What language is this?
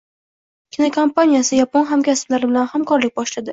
Uzbek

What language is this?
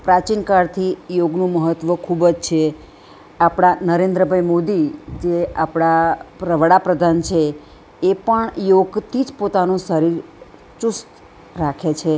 Gujarati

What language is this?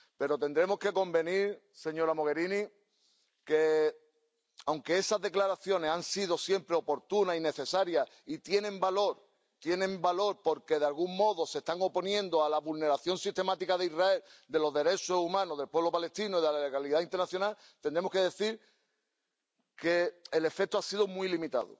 Spanish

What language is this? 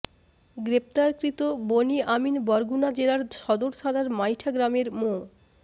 Bangla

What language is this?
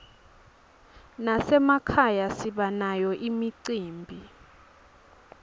Swati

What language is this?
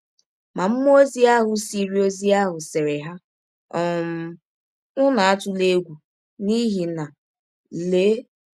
Igbo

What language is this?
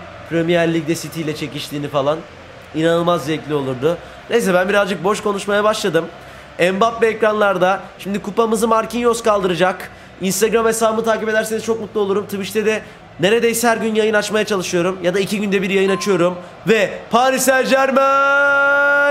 Turkish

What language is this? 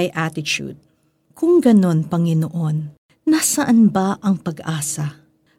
Filipino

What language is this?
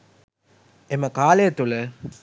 Sinhala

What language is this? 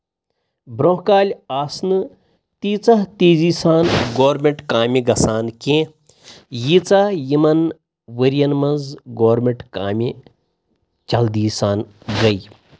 Kashmiri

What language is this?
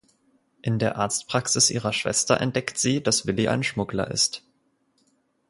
German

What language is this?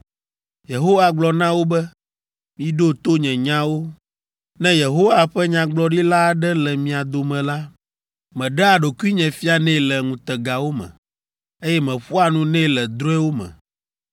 Ewe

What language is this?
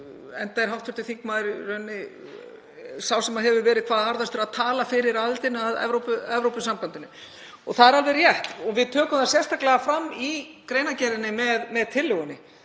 Icelandic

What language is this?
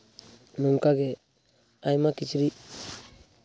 Santali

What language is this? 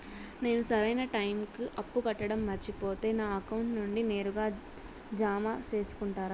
Telugu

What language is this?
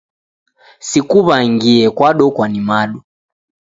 Taita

